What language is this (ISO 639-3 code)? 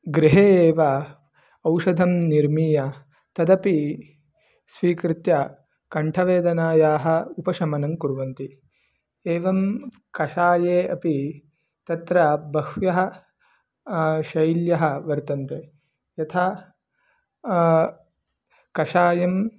san